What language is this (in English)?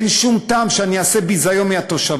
Hebrew